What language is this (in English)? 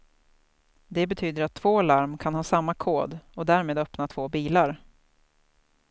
Swedish